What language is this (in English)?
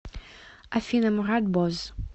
Russian